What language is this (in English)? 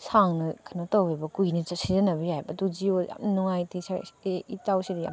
Manipuri